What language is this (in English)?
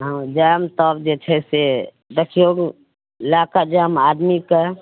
Maithili